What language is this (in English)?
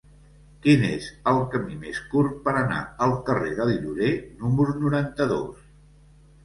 Catalan